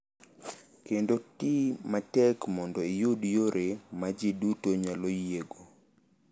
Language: Luo (Kenya and Tanzania)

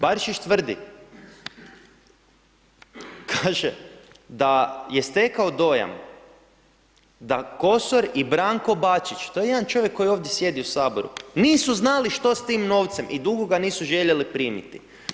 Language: Croatian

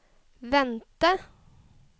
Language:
Norwegian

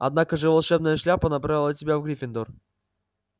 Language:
Russian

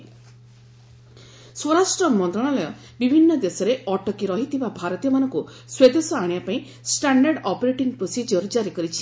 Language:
Odia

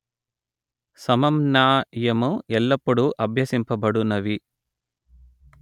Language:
Telugu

